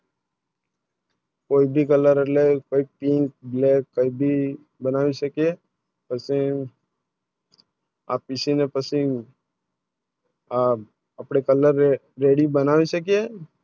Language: Gujarati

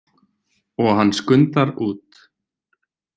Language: Icelandic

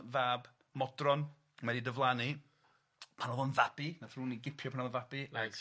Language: Welsh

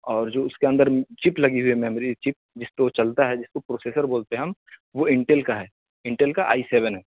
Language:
Urdu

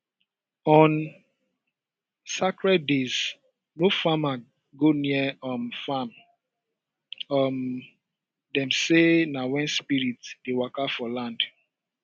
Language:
Nigerian Pidgin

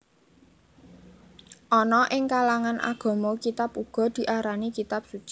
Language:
Javanese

